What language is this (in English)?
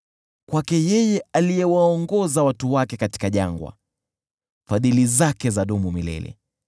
Swahili